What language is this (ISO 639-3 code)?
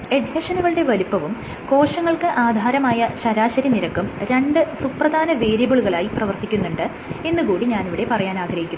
mal